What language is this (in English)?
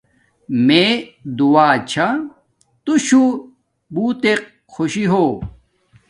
Domaaki